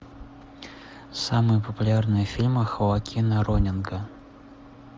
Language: Russian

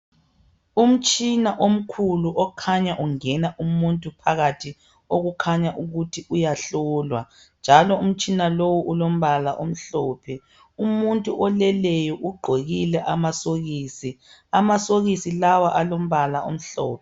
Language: North Ndebele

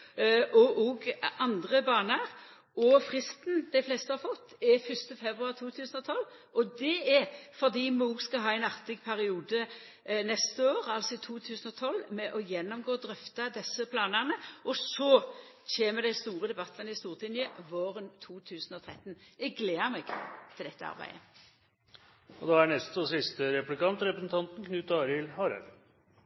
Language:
Norwegian Nynorsk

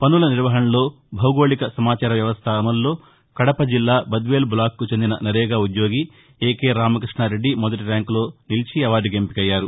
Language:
Telugu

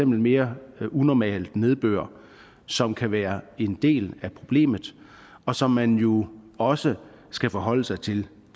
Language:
Danish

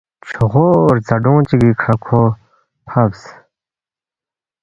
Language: Balti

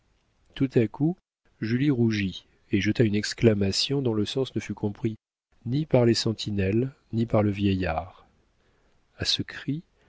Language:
French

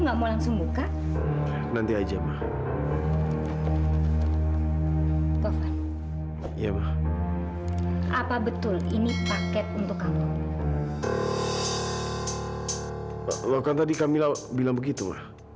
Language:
Indonesian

